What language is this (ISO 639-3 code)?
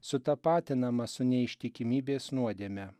lit